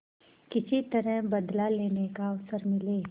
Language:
Hindi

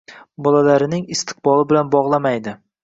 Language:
Uzbek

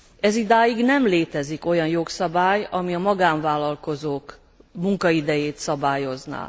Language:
Hungarian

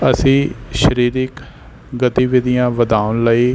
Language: Punjabi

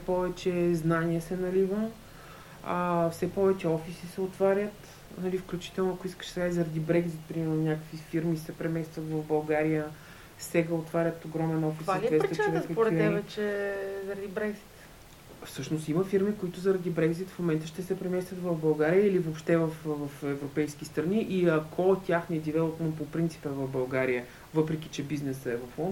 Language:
Bulgarian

